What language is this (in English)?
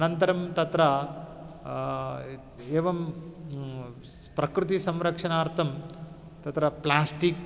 Sanskrit